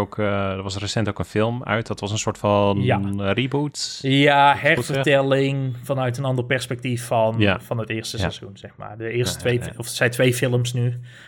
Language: Dutch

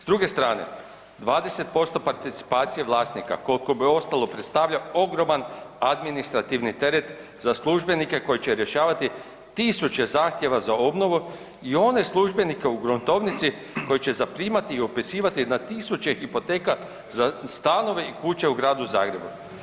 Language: Croatian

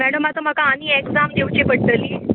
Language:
Konkani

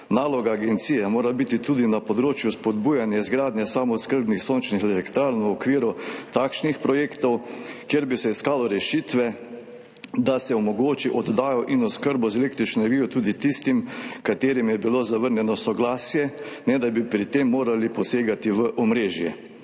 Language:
Slovenian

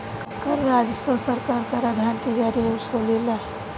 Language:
Bhojpuri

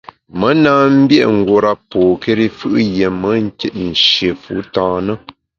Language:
Bamun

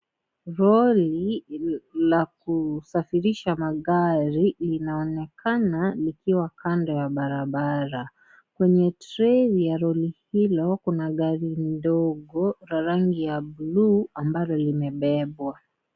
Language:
Swahili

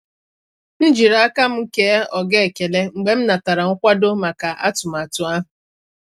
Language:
Igbo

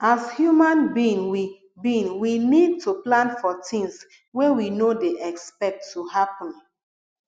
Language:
Nigerian Pidgin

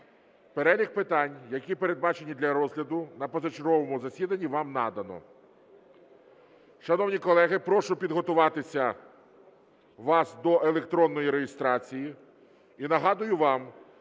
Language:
Ukrainian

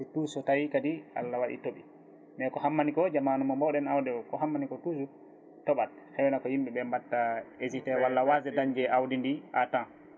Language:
Fula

